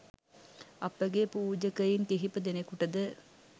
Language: Sinhala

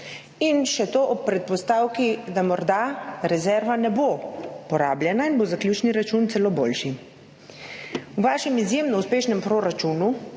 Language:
Slovenian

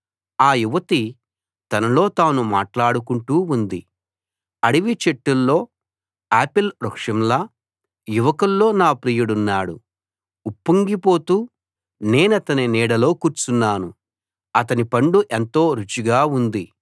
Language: Telugu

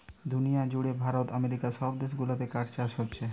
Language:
Bangla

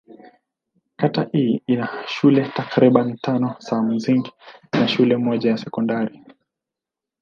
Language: Swahili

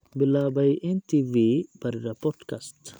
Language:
Somali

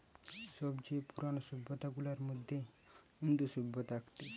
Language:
Bangla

